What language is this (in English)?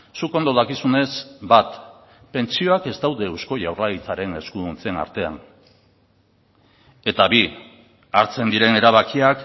Basque